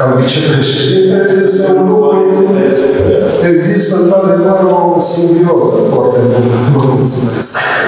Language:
Romanian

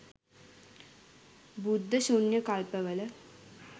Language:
Sinhala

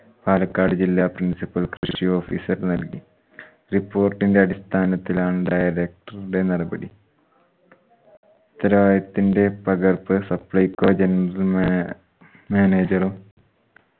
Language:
Malayalam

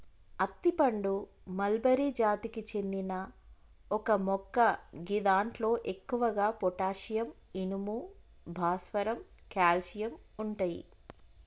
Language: Telugu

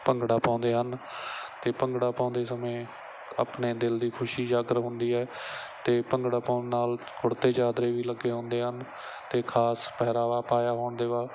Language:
Punjabi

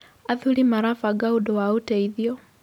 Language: Kikuyu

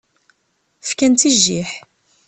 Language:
Kabyle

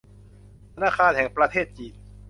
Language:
Thai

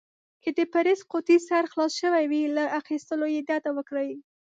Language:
Pashto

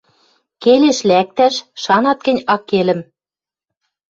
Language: Western Mari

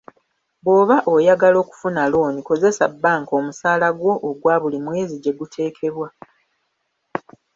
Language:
Ganda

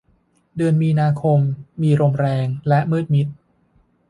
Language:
Thai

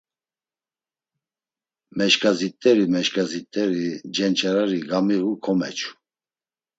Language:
Laz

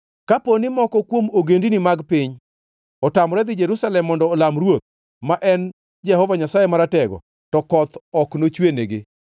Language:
Luo (Kenya and Tanzania)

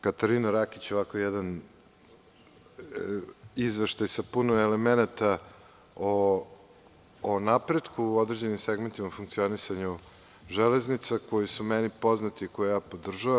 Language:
Serbian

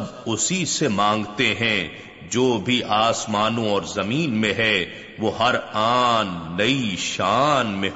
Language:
Urdu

